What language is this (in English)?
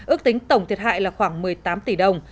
Vietnamese